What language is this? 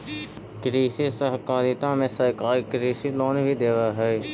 Magahi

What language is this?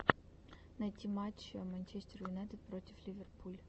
Russian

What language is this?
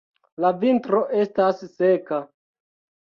Esperanto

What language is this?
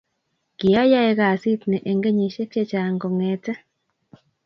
Kalenjin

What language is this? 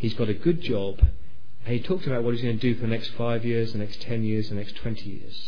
English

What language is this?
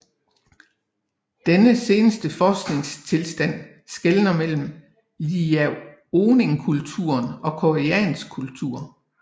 Danish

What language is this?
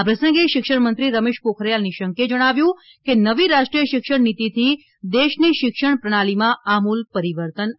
Gujarati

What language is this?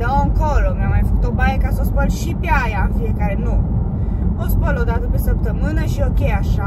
Romanian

